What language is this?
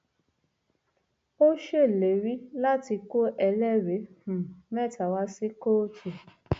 Yoruba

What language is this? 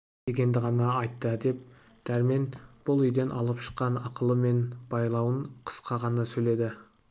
Kazakh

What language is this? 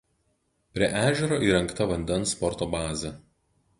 Lithuanian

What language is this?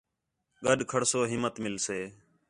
Khetrani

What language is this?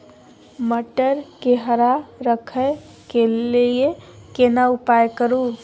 Maithili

